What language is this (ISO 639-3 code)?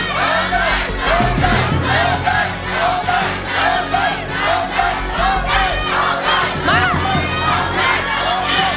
tha